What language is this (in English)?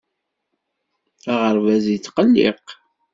Kabyle